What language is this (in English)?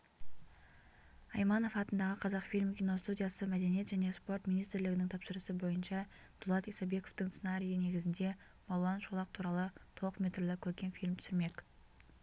Kazakh